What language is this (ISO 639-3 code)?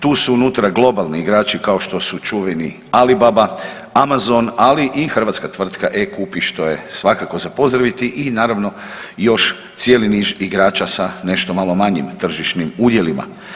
hrv